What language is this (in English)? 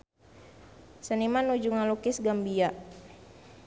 Sundanese